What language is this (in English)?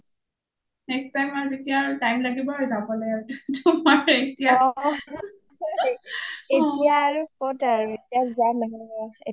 Assamese